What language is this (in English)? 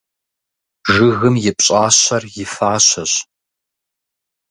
Kabardian